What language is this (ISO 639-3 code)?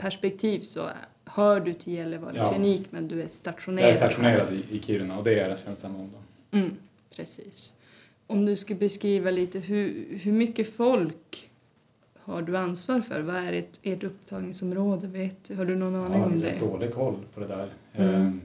swe